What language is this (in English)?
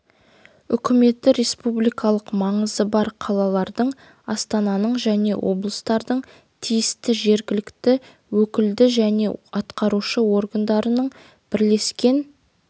Kazakh